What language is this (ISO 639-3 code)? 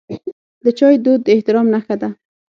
pus